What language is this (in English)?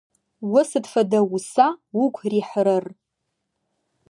Adyghe